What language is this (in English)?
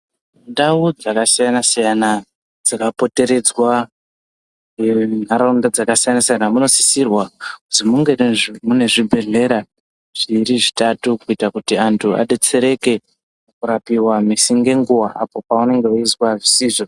Ndau